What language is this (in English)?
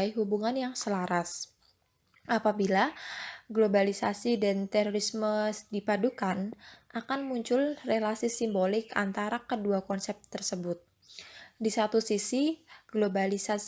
Indonesian